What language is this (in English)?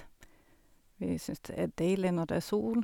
Norwegian